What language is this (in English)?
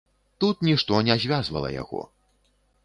Belarusian